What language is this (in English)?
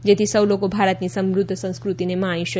Gujarati